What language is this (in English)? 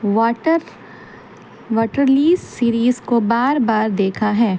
Urdu